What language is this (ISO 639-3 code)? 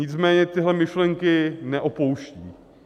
ces